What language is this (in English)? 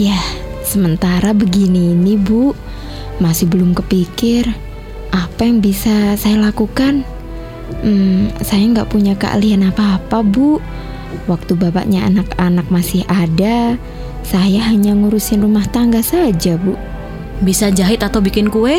Indonesian